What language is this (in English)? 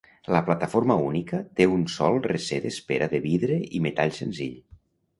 Catalan